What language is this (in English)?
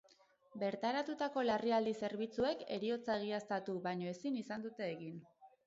Basque